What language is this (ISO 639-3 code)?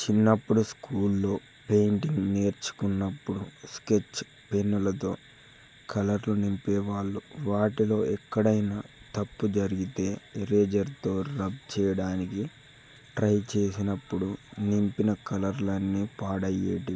tel